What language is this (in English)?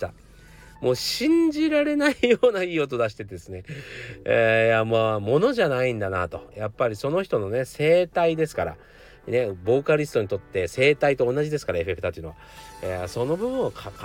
Japanese